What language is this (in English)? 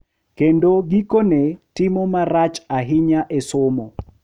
Luo (Kenya and Tanzania)